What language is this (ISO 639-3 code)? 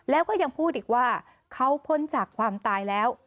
tha